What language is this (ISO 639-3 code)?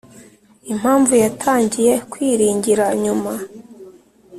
kin